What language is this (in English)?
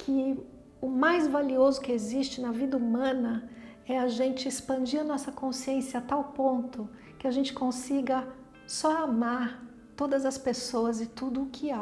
Portuguese